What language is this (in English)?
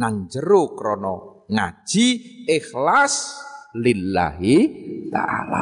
Indonesian